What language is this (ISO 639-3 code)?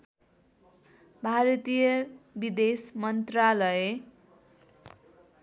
nep